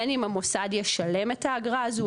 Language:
Hebrew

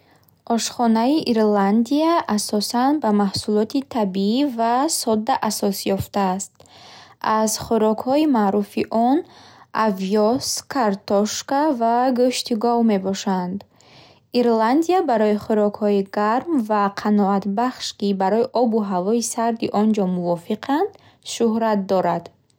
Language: Bukharic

